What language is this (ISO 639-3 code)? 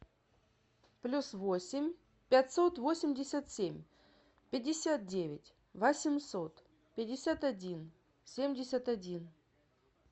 rus